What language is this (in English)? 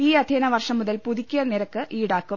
Malayalam